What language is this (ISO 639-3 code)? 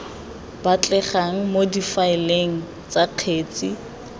tsn